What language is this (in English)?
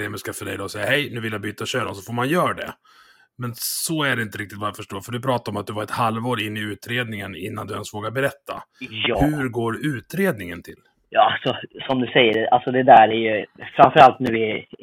Swedish